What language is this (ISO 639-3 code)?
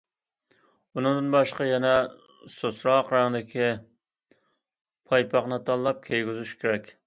uig